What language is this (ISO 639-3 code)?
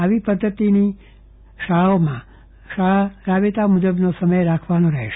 guj